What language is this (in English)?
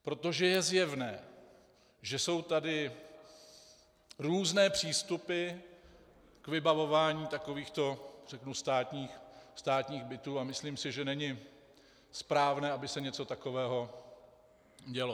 Czech